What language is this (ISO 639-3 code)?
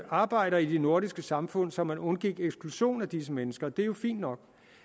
dan